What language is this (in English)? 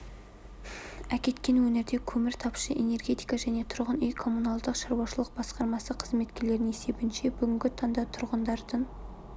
Kazakh